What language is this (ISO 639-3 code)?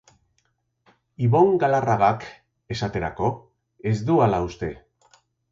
eus